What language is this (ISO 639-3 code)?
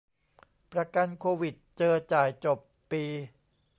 tha